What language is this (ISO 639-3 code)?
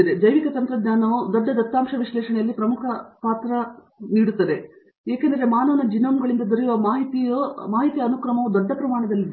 kan